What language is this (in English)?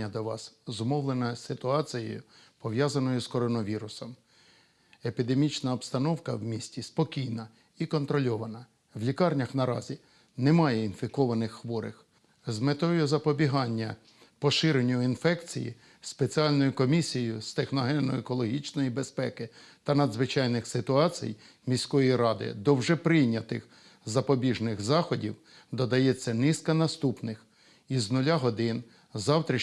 Ukrainian